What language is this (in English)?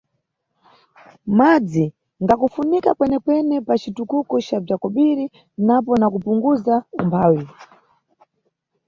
Nyungwe